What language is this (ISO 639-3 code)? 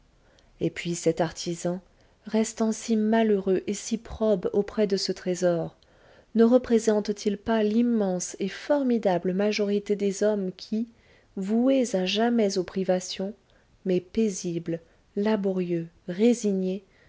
fra